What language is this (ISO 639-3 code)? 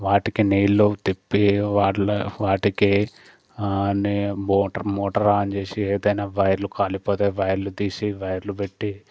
tel